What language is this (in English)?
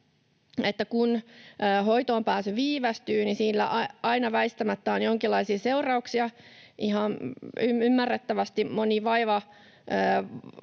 Finnish